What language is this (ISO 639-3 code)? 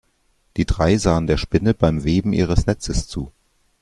deu